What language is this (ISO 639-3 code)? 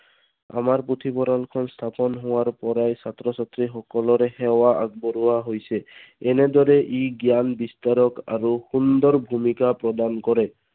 asm